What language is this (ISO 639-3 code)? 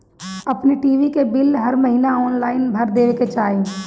bho